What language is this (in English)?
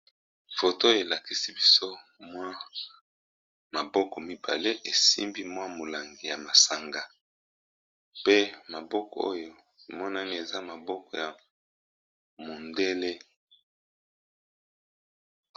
Lingala